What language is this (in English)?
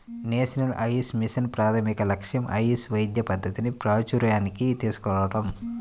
Telugu